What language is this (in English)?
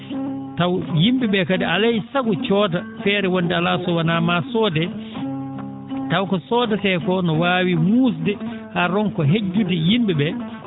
Fula